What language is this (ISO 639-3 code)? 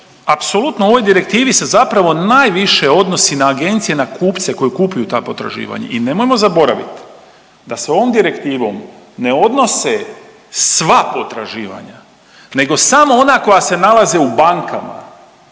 hrv